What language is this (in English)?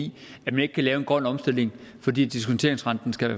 Danish